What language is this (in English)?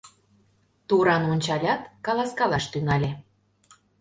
Mari